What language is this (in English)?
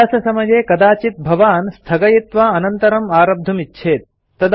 Sanskrit